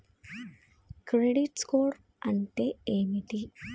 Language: Telugu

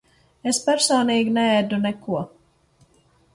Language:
Latvian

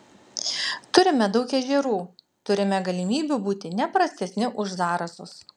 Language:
Lithuanian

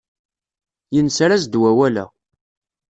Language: Kabyle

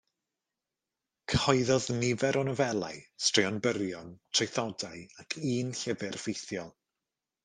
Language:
Welsh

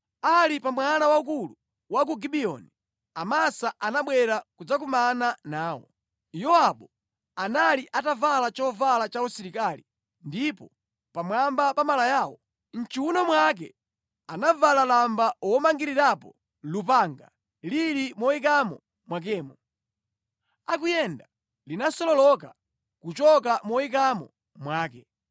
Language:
Nyanja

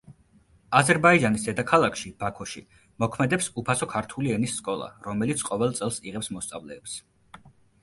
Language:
Georgian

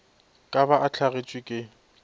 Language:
Northern Sotho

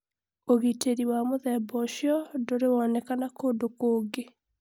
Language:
Kikuyu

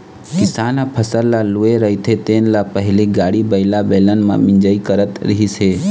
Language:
Chhattisgarhi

